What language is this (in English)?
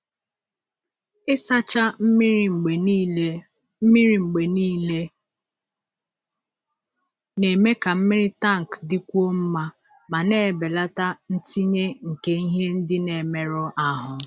Igbo